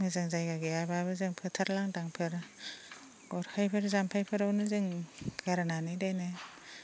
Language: Bodo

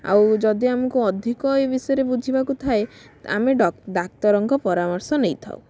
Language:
Odia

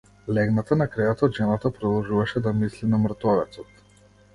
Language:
Macedonian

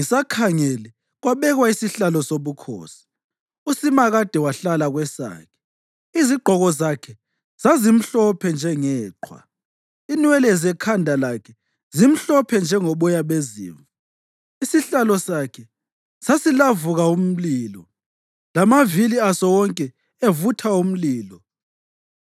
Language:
North Ndebele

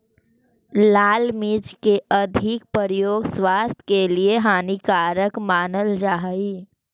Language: Magahi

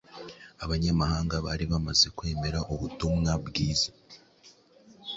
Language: Kinyarwanda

